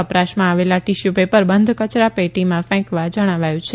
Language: Gujarati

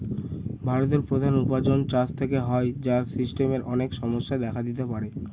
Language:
Bangla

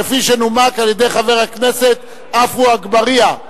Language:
Hebrew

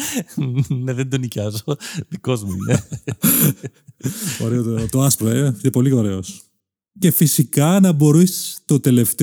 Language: Greek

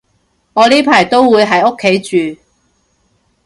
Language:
Cantonese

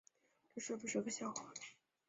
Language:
Chinese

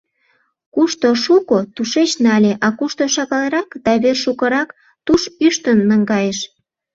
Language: Mari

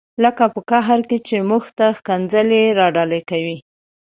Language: Pashto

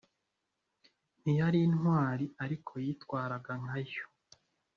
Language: Kinyarwanda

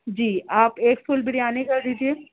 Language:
Urdu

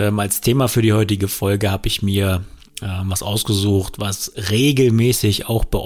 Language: German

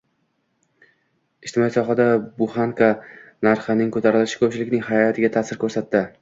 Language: Uzbek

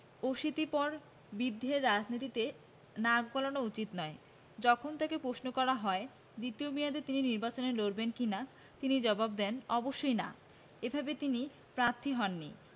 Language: Bangla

